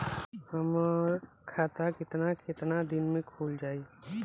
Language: Bhojpuri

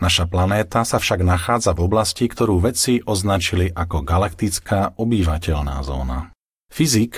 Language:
Slovak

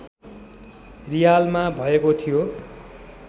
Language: Nepali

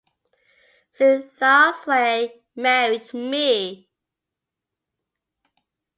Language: English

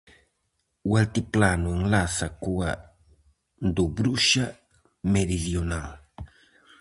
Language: Galician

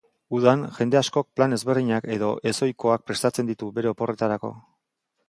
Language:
Basque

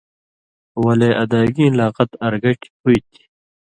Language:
Indus Kohistani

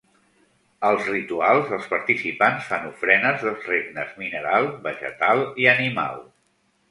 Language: Catalan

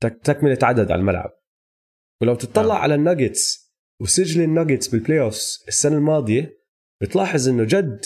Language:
Arabic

